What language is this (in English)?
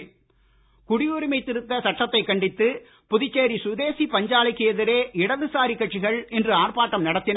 Tamil